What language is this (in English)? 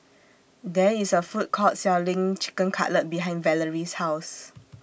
English